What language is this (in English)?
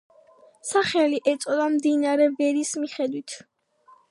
Georgian